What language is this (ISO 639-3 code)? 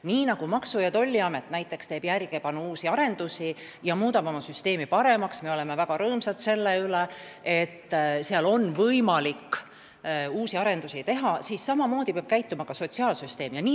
est